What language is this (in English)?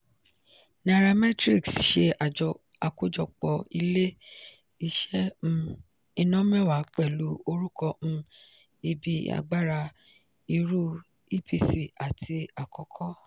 Yoruba